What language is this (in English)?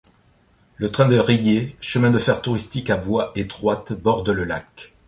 French